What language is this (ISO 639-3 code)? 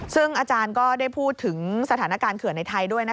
tha